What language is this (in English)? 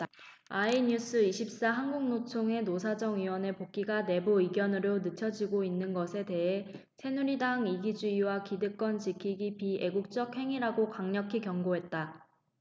Korean